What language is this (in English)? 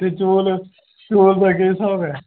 Dogri